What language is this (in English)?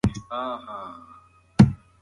Pashto